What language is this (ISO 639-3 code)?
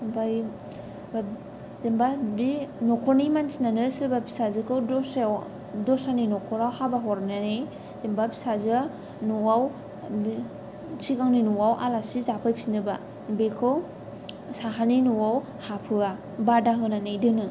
brx